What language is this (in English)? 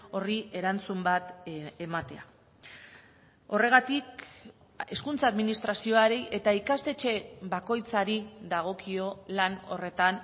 Basque